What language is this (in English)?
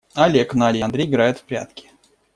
Russian